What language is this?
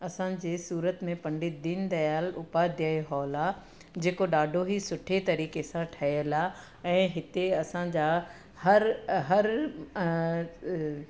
Sindhi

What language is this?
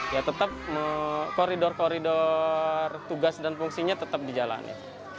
Indonesian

